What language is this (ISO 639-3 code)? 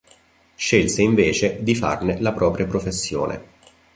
ita